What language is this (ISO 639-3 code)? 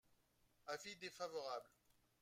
fra